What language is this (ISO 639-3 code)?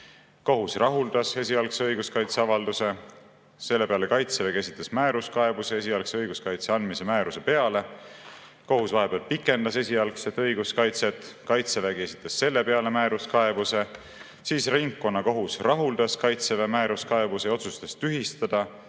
est